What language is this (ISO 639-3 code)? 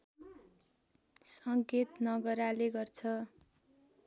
nep